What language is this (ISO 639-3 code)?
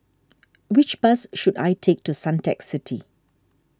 eng